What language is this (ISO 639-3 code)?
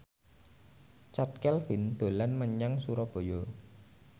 jav